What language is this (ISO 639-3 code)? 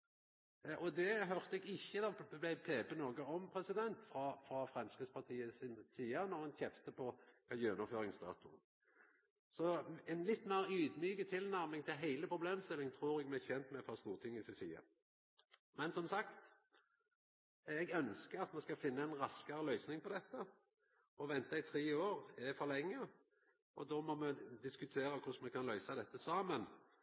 nno